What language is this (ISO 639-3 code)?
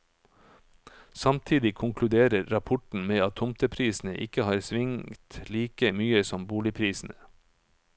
nor